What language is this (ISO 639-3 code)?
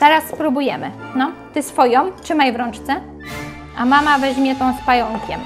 pol